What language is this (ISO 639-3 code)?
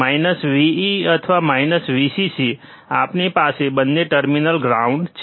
guj